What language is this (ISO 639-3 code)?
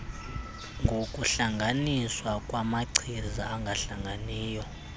xho